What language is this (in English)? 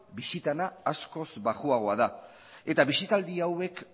Basque